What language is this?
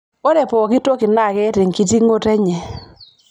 Masai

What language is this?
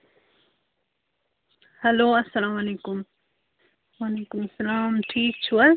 Kashmiri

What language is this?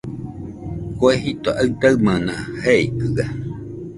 Nüpode Huitoto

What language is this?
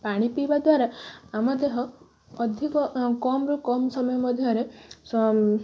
Odia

